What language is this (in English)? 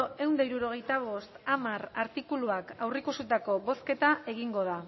Basque